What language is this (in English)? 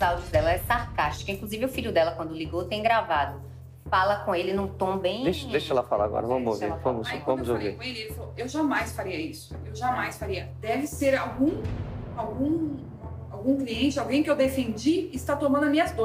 Portuguese